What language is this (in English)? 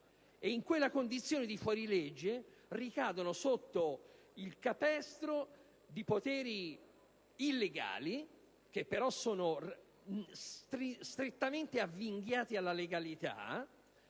Italian